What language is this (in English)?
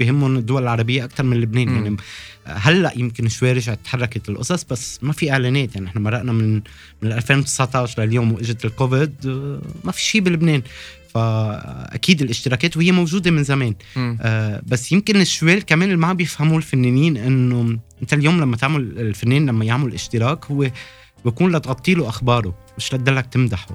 Arabic